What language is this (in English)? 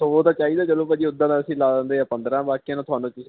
Punjabi